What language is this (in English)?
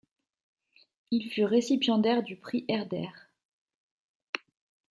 French